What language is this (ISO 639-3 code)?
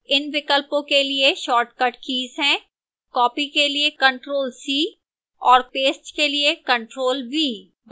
hin